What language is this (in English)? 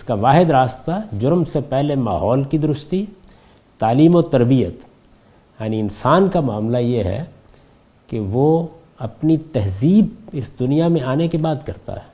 Urdu